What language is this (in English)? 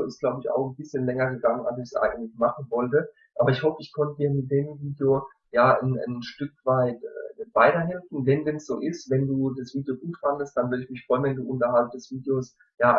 German